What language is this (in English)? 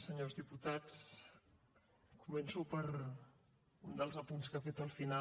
Catalan